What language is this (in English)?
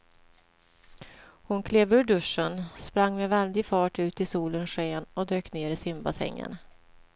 Swedish